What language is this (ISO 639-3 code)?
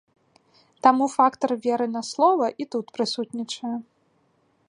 bel